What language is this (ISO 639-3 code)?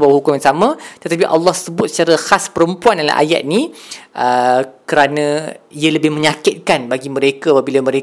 msa